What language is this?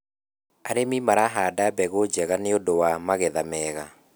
Kikuyu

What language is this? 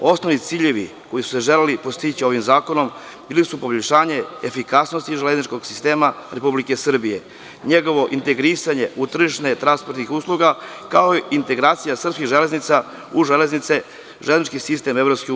Serbian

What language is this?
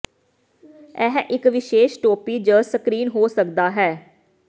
Punjabi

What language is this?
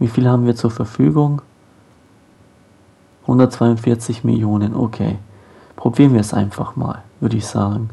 German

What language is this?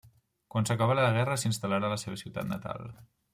Catalan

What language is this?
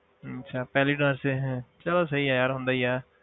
Punjabi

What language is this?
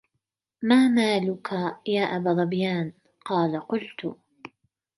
Arabic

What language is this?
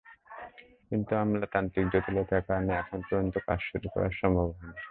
Bangla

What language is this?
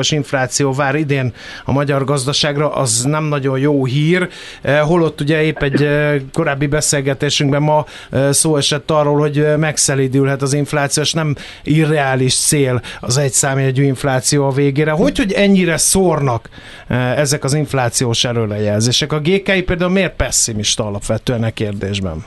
Hungarian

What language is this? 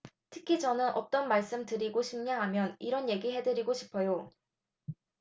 Korean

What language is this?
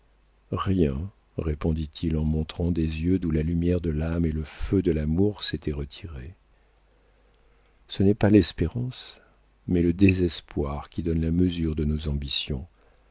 French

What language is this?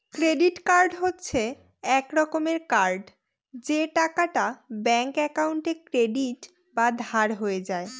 Bangla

